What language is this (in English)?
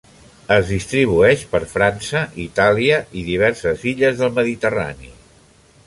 Catalan